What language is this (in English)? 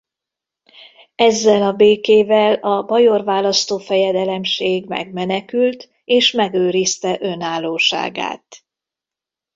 Hungarian